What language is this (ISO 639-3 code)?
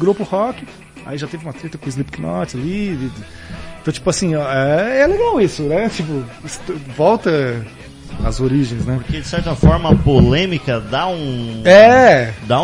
por